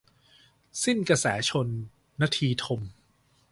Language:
Thai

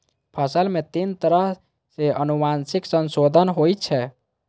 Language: Maithili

